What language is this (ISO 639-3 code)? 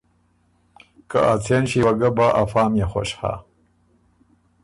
oru